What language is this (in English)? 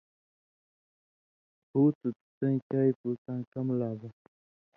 Indus Kohistani